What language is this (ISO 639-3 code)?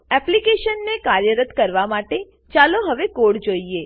guj